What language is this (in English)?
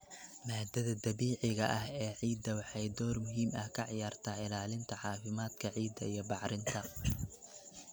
Somali